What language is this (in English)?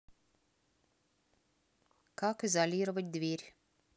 Russian